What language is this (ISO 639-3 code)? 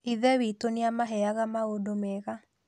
kik